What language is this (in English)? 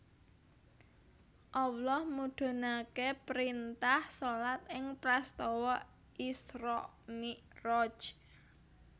Javanese